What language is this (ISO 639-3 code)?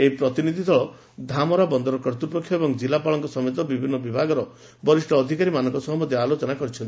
ori